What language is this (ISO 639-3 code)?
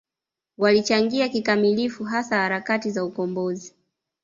swa